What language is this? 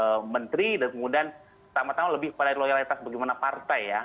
Indonesian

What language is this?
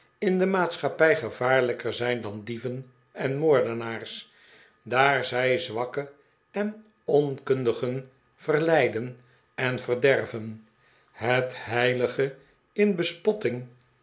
Dutch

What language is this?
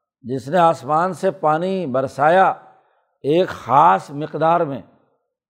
Urdu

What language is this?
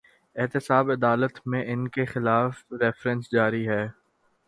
Urdu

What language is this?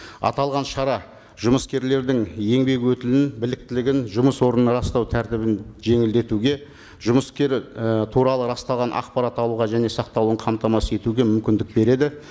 Kazakh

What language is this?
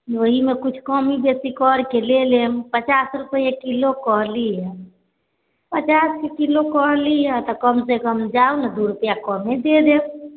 Maithili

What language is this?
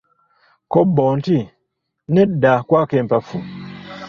Ganda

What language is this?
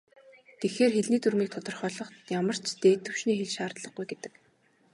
Mongolian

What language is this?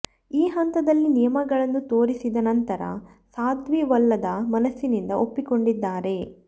Kannada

